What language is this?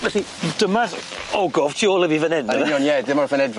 Welsh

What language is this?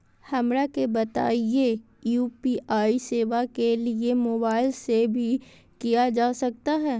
Magahi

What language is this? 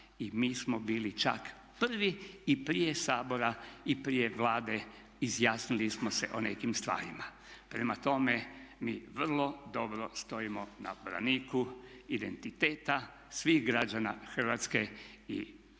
Croatian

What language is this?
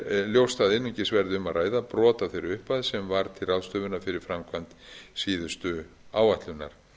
Icelandic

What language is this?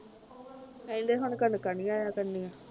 Punjabi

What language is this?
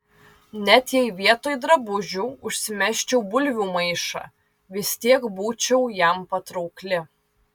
Lithuanian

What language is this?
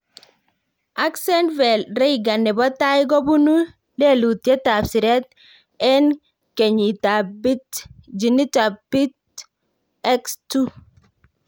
Kalenjin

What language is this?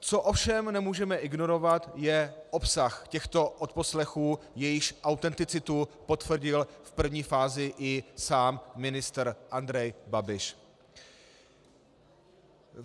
Czech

